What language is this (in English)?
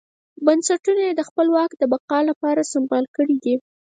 Pashto